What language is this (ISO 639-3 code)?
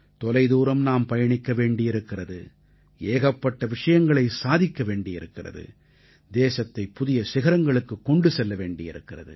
tam